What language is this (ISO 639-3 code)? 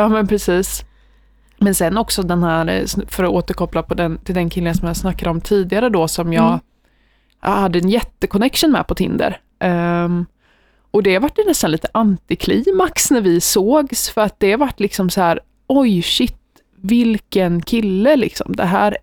swe